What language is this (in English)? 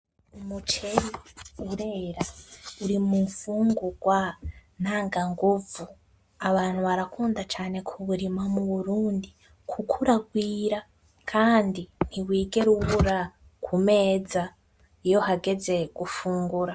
Rundi